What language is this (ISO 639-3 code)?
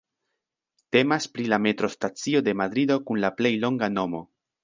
epo